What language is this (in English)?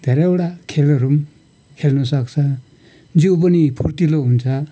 Nepali